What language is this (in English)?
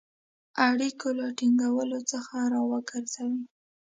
Pashto